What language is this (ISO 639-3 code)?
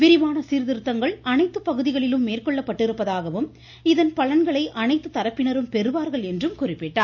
tam